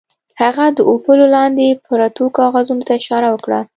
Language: Pashto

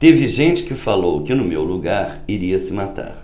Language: Portuguese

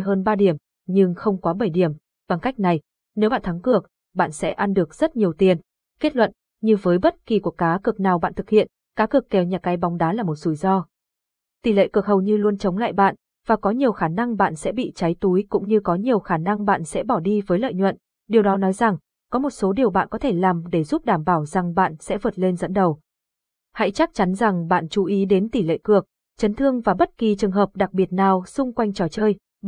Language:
Vietnamese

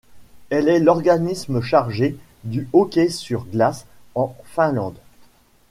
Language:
French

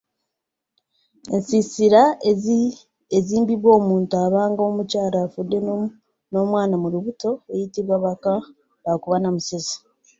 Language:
Ganda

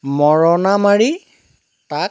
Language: Assamese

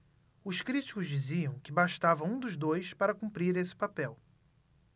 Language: Portuguese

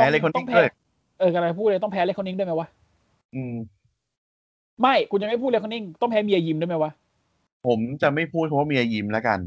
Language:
Thai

